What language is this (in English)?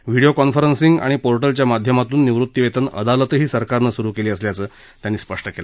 Marathi